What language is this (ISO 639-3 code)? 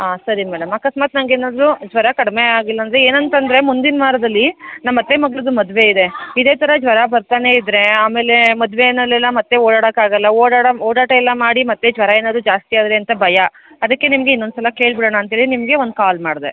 kan